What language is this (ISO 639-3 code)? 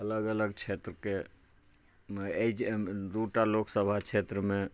mai